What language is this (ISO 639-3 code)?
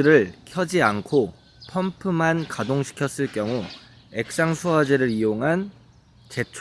kor